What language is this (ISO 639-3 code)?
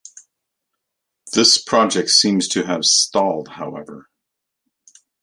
eng